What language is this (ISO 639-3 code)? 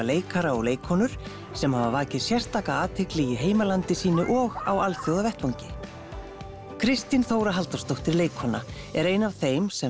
isl